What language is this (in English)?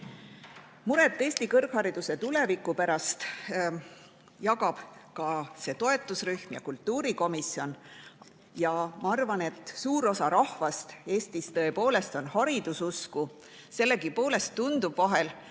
Estonian